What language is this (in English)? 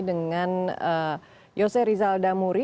Indonesian